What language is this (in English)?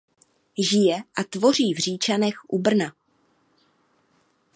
Czech